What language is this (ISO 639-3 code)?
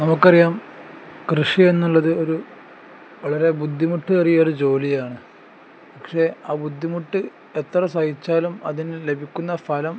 mal